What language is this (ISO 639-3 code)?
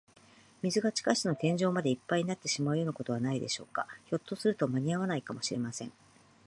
jpn